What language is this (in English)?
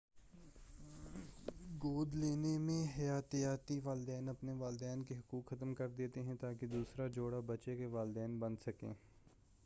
Urdu